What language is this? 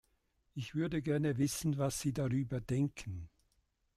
German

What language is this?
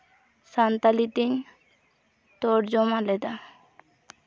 Santali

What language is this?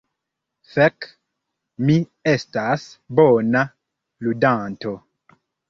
Esperanto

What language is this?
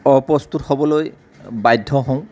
Assamese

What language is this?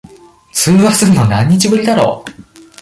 Japanese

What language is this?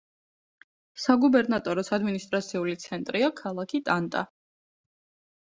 Georgian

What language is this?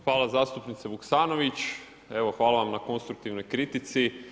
Croatian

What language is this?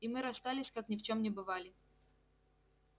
Russian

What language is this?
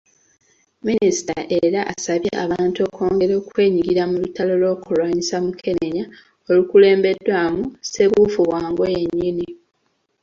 Ganda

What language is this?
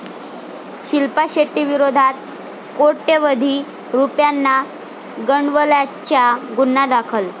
Marathi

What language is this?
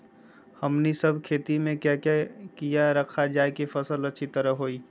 Magahi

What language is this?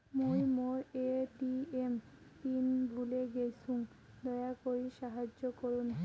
Bangla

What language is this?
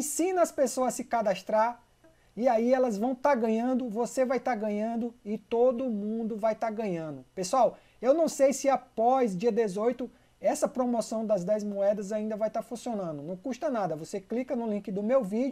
Portuguese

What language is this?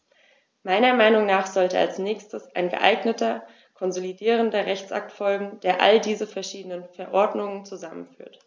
German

